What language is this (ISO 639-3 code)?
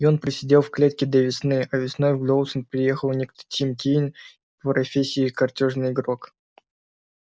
rus